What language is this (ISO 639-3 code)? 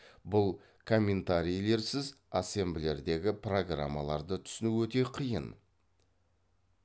kaz